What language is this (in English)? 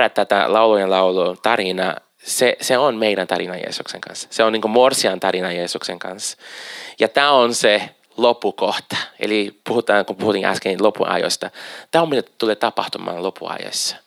Finnish